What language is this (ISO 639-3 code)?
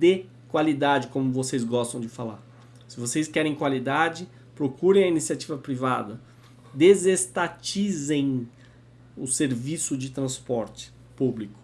por